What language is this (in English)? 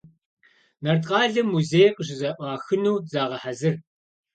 Kabardian